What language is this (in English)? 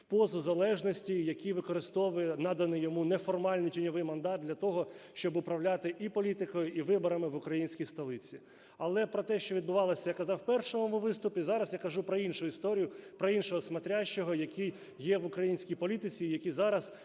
Ukrainian